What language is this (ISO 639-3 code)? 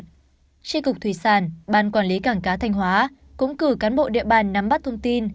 vie